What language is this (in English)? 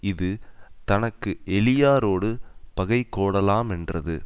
Tamil